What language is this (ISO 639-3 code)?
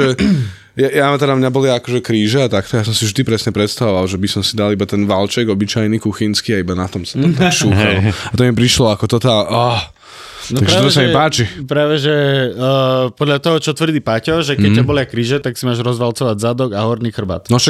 slk